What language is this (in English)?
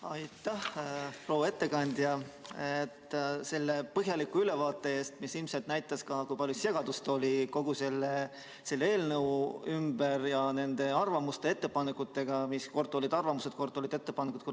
Estonian